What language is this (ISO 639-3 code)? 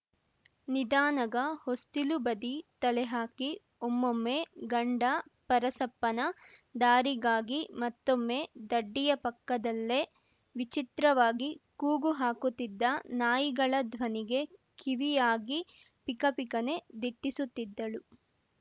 kan